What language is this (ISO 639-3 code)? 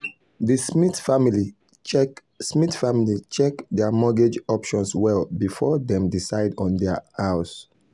pcm